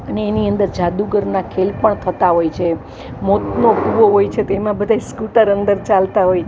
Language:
Gujarati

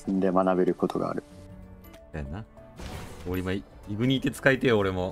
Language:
Japanese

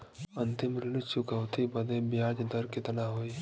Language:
Bhojpuri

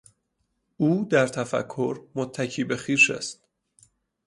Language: Persian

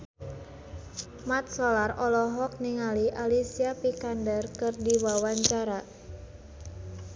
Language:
Sundanese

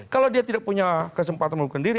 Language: Indonesian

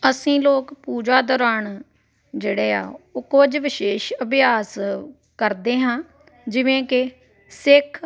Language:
Punjabi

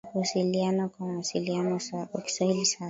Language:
Swahili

